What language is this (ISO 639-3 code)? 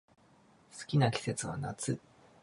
jpn